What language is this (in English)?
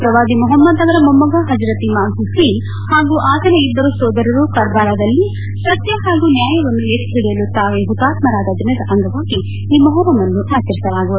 Kannada